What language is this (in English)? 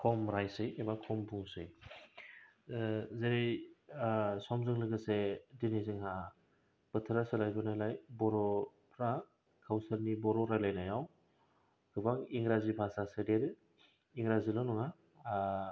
Bodo